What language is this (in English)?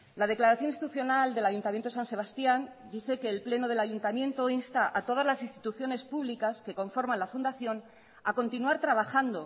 Spanish